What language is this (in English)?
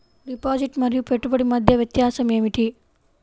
Telugu